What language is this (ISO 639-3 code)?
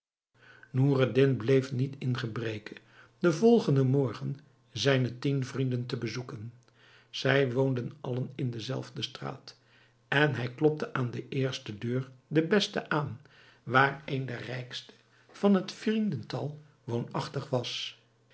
nld